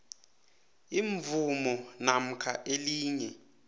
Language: South Ndebele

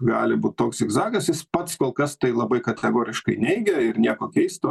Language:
Lithuanian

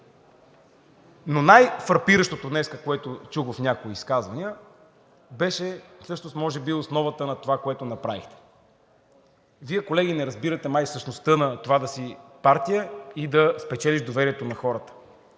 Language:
Bulgarian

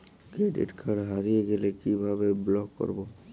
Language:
Bangla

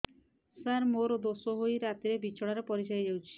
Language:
Odia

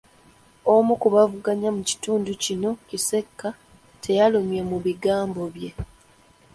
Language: Ganda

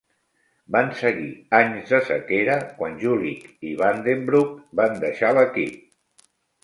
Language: Catalan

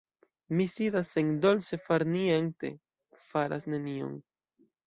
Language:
Esperanto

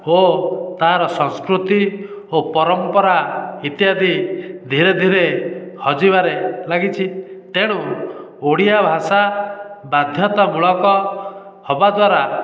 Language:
Odia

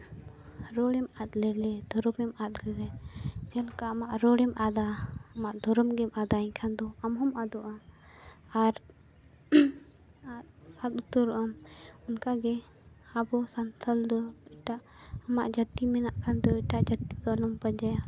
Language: Santali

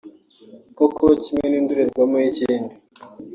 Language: Kinyarwanda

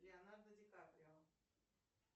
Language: Russian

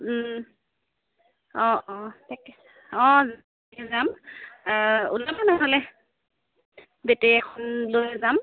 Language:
Assamese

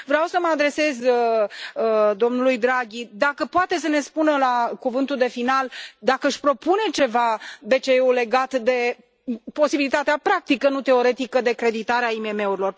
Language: Romanian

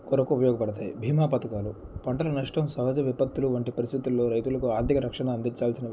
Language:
Telugu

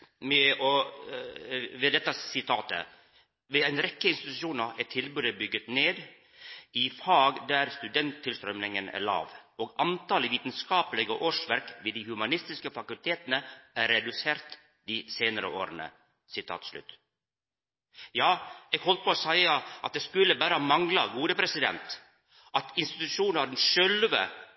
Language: Norwegian Nynorsk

